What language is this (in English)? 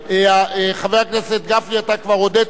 Hebrew